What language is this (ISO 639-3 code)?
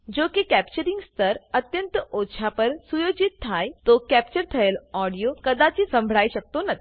guj